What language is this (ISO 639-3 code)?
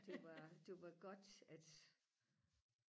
dan